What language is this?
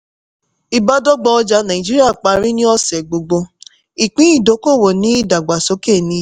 Yoruba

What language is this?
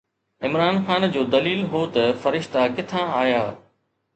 Sindhi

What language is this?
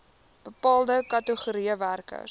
Afrikaans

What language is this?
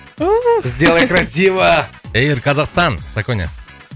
Kazakh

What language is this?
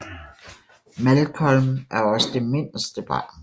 Danish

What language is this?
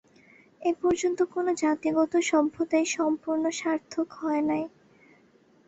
Bangla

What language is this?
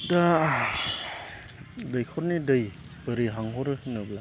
Bodo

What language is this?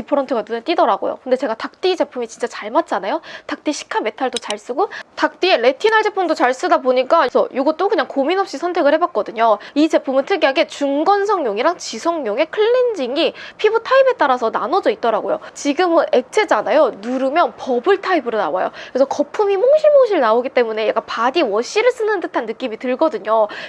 Korean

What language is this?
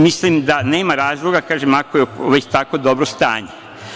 Serbian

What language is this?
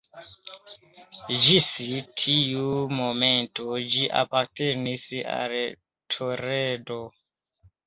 Esperanto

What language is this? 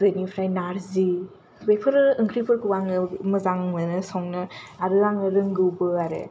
Bodo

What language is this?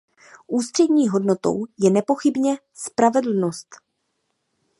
Czech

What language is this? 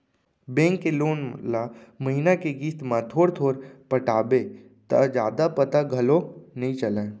Chhattisgarhi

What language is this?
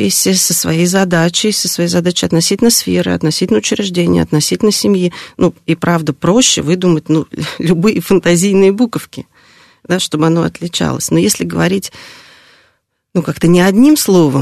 Russian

